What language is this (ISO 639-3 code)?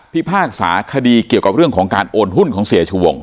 tha